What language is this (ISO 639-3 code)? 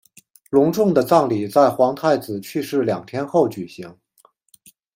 zho